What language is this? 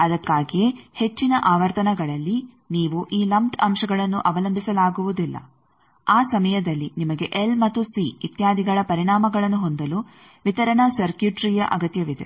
Kannada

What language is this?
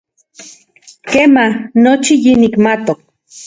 Central Puebla Nahuatl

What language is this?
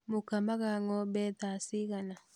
Kikuyu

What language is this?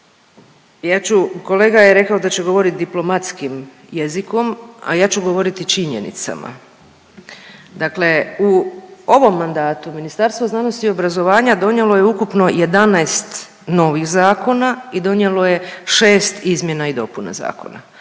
Croatian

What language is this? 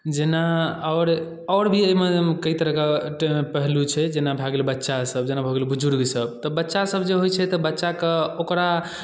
Maithili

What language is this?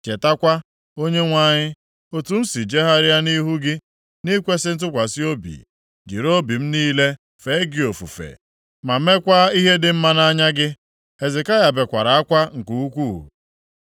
Igbo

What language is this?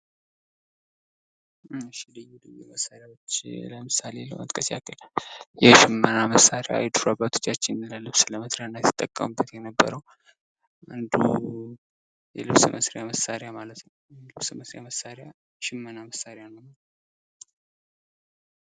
Amharic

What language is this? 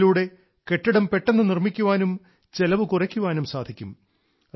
Malayalam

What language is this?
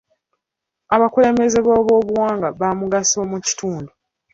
Ganda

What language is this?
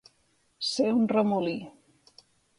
Catalan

